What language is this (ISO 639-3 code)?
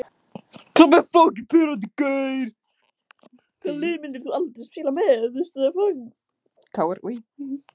isl